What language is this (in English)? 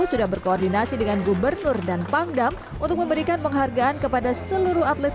Indonesian